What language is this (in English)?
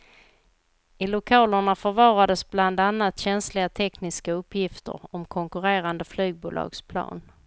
Swedish